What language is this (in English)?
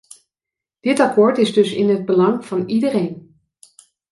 Dutch